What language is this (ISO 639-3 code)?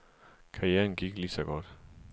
dan